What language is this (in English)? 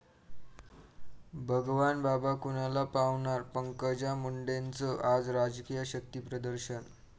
Marathi